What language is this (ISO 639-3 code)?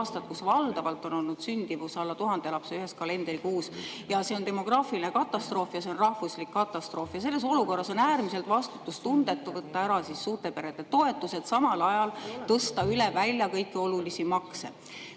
est